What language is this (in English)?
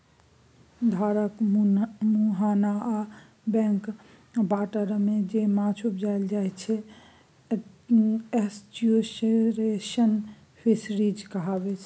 Maithili